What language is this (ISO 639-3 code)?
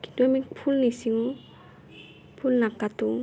asm